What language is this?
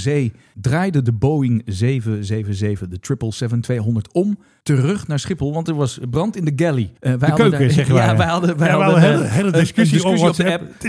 Dutch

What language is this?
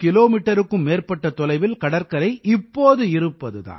Tamil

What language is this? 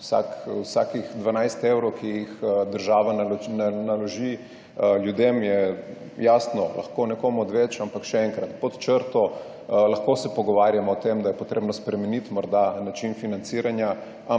Slovenian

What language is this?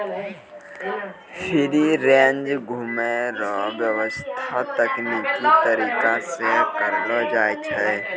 Maithili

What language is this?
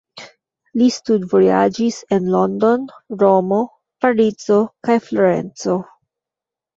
Esperanto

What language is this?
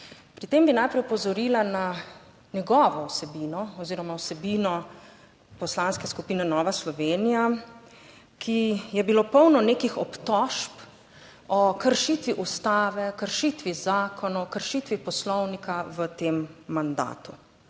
Slovenian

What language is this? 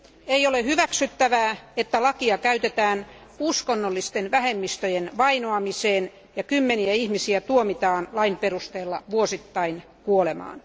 Finnish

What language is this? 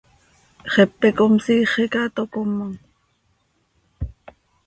Seri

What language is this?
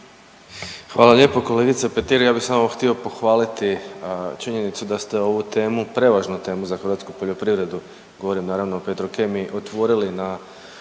Croatian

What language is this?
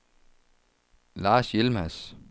Danish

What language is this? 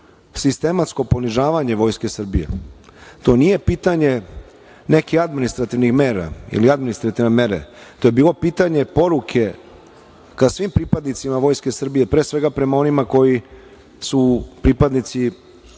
Serbian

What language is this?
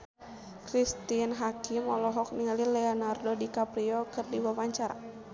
Sundanese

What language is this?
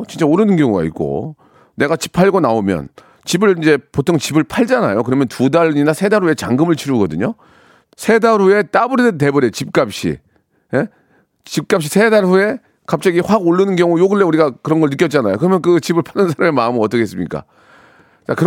Korean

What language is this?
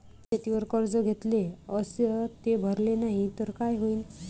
Marathi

